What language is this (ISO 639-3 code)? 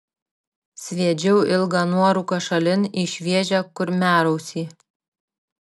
lit